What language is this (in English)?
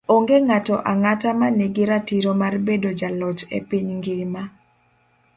Luo (Kenya and Tanzania)